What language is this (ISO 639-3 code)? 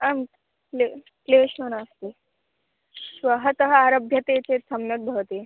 san